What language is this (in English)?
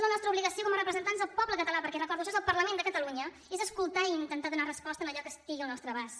Catalan